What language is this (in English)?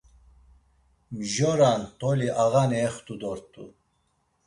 Laz